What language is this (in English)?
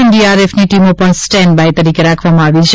Gujarati